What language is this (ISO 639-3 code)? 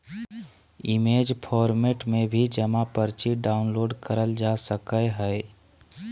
mag